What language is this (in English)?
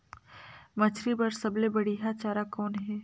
Chhattisgarhi